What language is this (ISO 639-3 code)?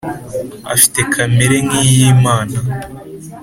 kin